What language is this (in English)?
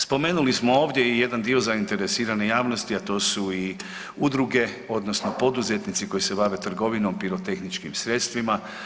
Croatian